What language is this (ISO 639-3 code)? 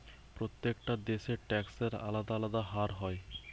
ben